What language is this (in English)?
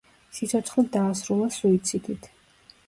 Georgian